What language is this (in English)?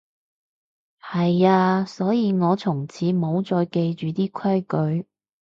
Cantonese